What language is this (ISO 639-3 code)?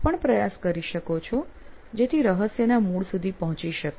guj